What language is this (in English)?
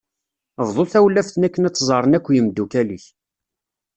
Kabyle